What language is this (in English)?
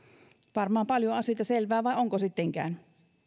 Finnish